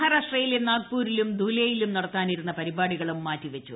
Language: Malayalam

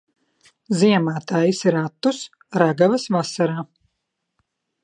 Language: Latvian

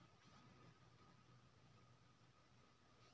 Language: Maithili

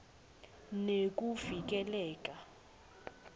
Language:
Swati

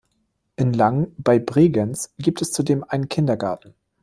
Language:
German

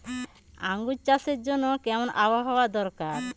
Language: Bangla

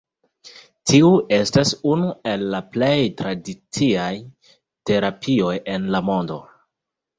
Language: Esperanto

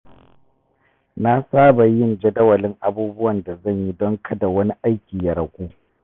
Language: Hausa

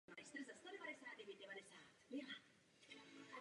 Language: Czech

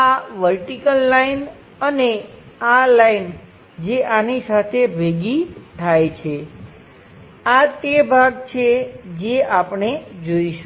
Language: Gujarati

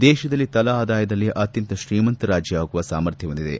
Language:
Kannada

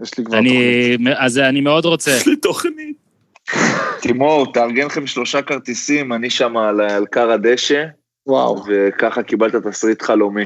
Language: Hebrew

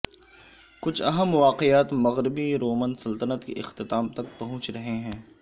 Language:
Urdu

